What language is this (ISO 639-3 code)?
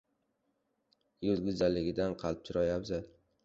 uzb